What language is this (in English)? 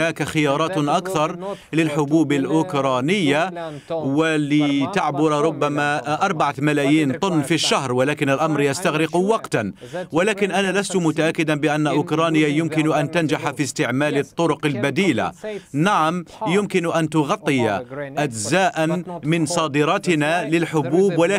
Arabic